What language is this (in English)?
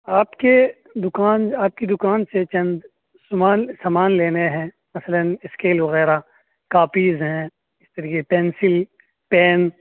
Urdu